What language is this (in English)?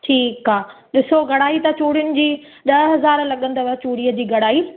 Sindhi